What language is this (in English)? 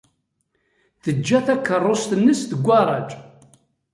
Kabyle